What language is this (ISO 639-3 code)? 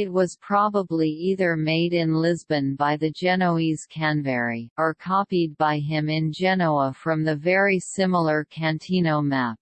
eng